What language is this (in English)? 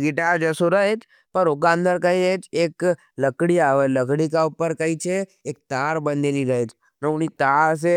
Nimadi